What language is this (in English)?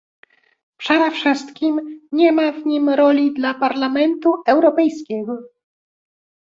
Polish